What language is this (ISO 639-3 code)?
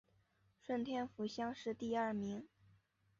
zho